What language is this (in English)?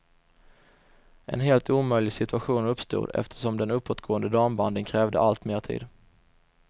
Swedish